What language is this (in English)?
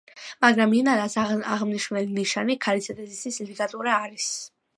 Georgian